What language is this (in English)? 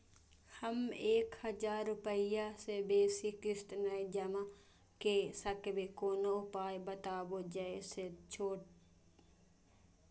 Maithili